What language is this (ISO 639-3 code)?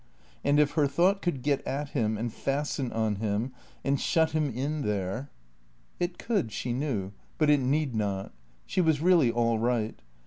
eng